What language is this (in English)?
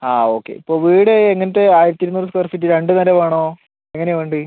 Malayalam